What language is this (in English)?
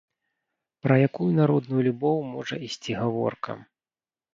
Belarusian